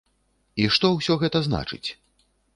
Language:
Belarusian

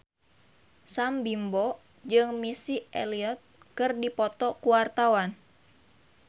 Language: Sundanese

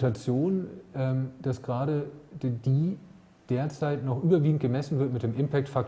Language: German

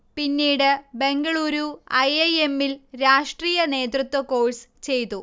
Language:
Malayalam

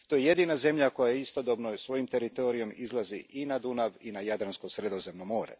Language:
Croatian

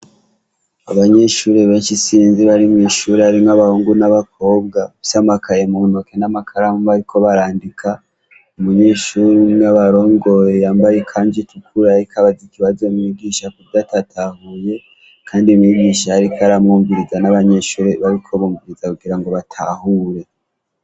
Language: Rundi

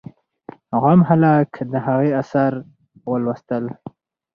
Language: Pashto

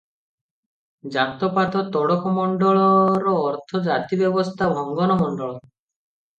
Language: Odia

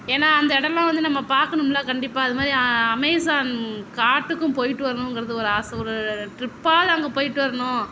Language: Tamil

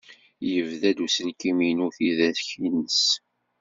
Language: Kabyle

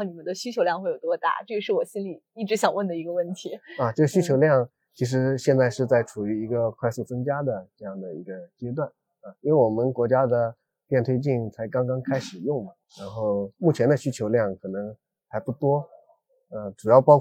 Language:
Chinese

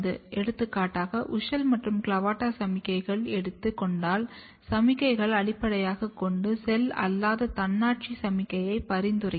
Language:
Tamil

